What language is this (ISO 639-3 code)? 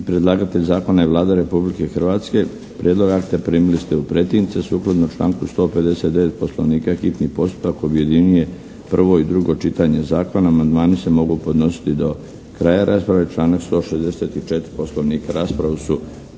hrv